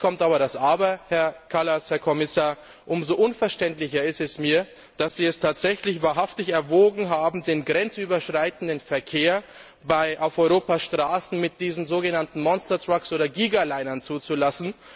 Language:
German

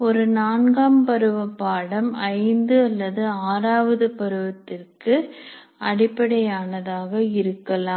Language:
Tamil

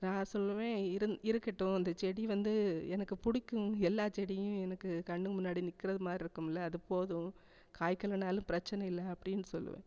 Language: Tamil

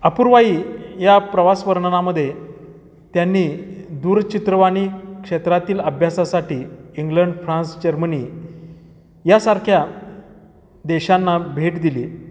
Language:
Marathi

